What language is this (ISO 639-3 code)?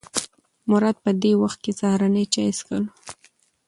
pus